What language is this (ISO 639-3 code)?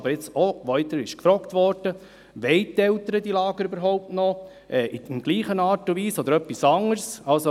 gsw